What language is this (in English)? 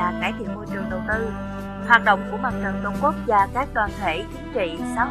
Vietnamese